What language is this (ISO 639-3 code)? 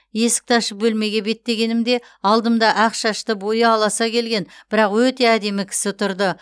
kaz